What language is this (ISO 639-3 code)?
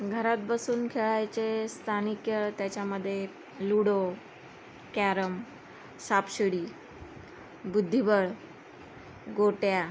mar